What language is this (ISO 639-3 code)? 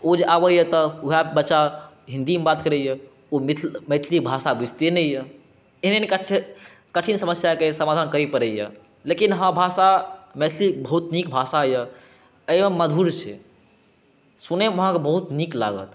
mai